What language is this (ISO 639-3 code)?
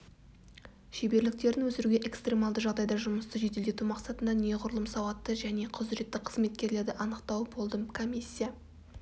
kaz